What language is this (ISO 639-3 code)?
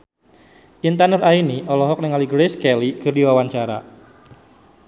sun